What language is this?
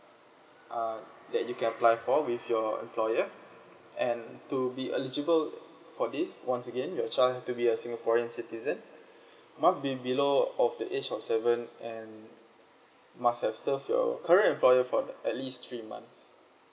English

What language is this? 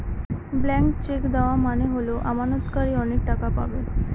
Bangla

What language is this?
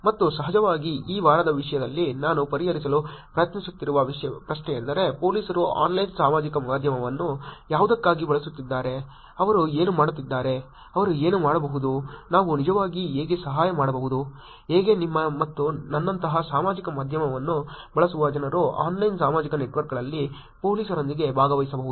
Kannada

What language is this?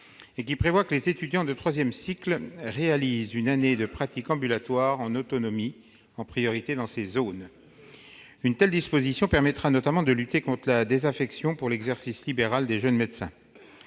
French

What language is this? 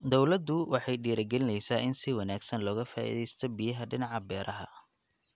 Somali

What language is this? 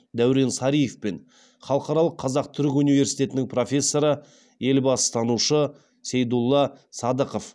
Kazakh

